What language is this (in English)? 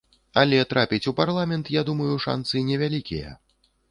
Belarusian